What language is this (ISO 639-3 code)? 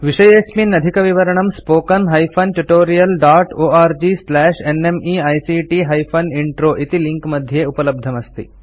san